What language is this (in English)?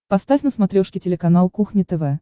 Russian